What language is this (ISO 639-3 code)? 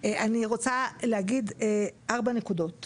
heb